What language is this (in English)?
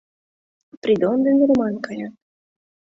Mari